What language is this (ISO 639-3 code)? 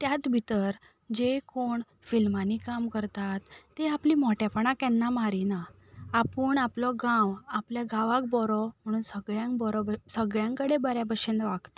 kok